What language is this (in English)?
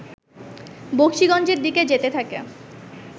Bangla